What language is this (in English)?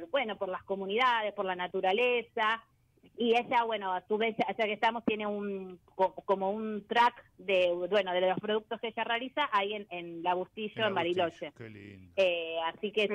Spanish